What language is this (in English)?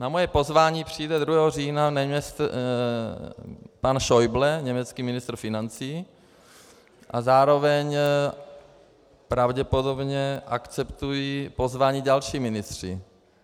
Czech